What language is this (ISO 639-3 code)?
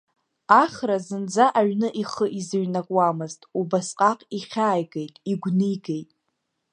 abk